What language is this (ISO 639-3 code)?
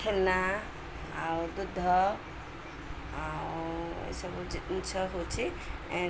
ori